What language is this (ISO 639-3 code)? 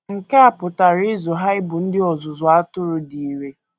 ibo